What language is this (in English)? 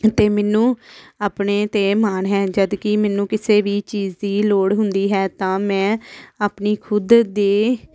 Punjabi